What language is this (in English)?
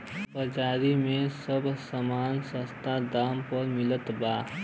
Bhojpuri